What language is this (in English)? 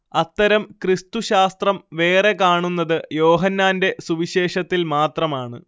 Malayalam